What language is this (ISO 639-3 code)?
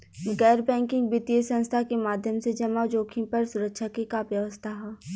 bho